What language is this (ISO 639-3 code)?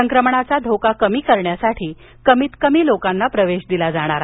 mar